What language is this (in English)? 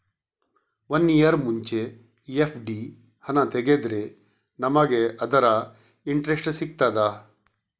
Kannada